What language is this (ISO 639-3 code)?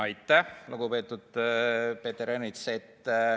est